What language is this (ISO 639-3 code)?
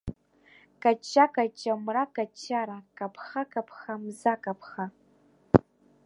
abk